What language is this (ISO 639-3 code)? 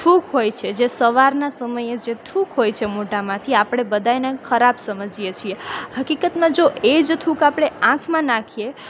guj